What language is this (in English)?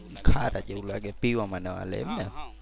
Gujarati